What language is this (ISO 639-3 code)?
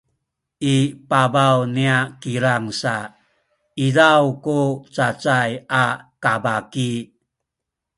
szy